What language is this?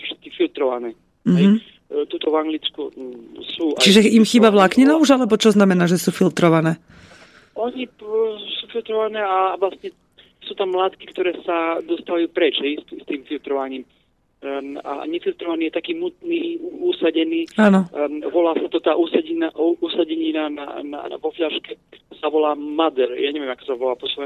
Slovak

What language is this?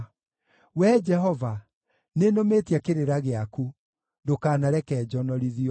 Kikuyu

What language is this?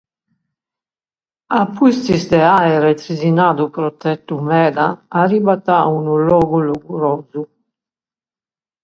Sardinian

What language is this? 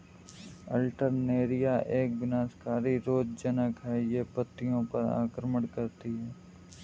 Hindi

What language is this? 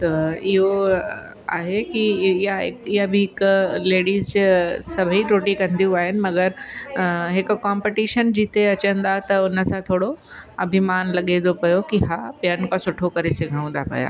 Sindhi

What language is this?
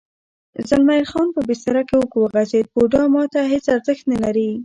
Pashto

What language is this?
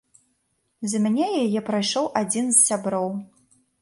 Belarusian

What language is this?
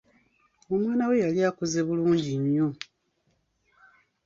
Ganda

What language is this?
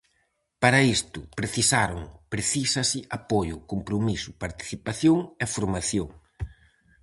Galician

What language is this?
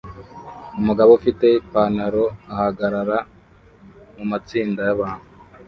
Kinyarwanda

